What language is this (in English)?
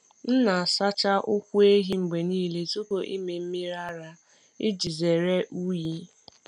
Igbo